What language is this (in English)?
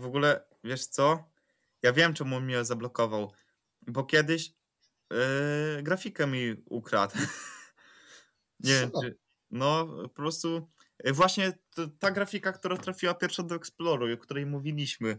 Polish